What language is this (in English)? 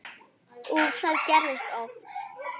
Icelandic